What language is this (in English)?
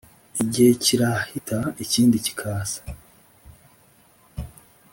Kinyarwanda